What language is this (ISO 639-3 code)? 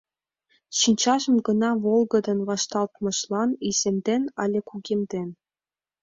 chm